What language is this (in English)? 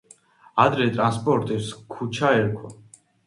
Georgian